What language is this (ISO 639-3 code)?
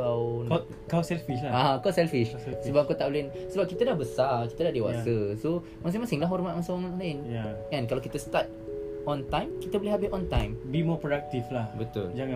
msa